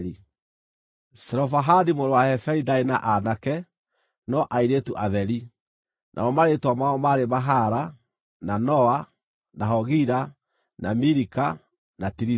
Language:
Kikuyu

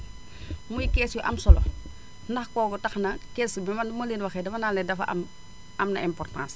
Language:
Wolof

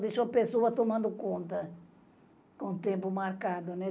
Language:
Portuguese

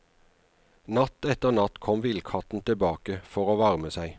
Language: Norwegian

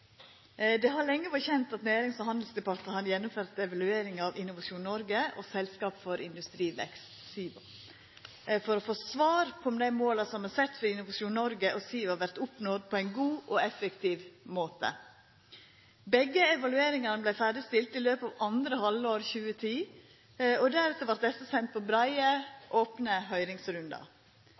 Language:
Norwegian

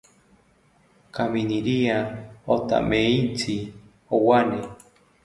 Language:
South Ucayali Ashéninka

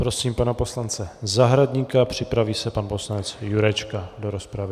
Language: Czech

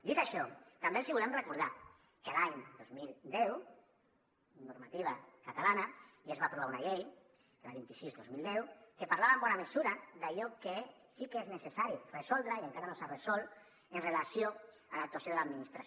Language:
Catalan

